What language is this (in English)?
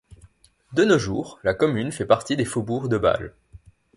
French